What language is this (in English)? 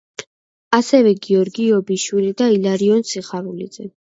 Georgian